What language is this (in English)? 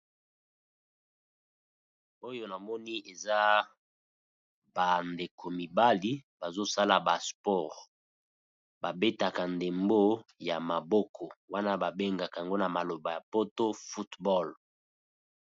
Lingala